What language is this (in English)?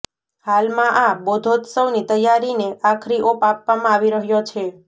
Gujarati